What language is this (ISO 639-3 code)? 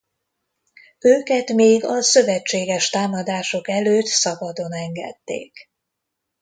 hun